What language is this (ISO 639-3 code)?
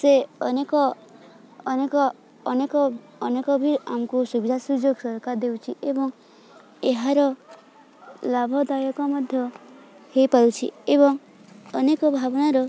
ori